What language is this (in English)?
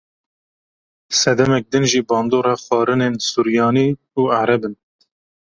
Kurdish